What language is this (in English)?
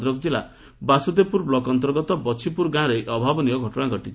Odia